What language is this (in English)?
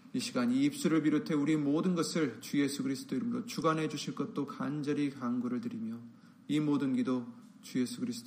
Korean